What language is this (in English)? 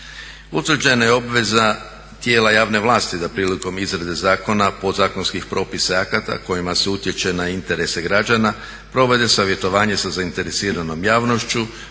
Croatian